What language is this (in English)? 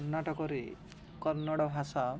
Odia